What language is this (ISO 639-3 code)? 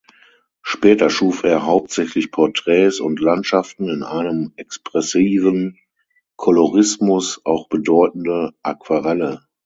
deu